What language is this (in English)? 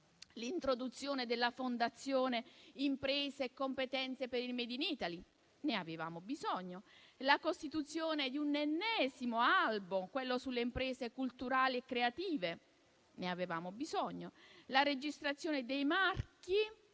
Italian